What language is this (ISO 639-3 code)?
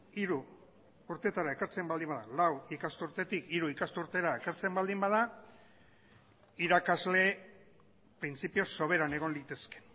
eus